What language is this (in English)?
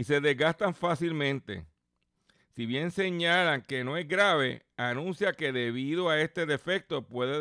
Spanish